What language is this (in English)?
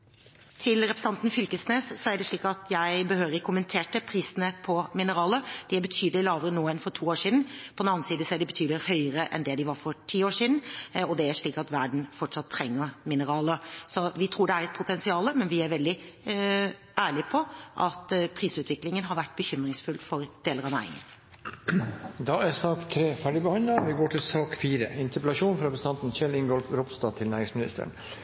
Norwegian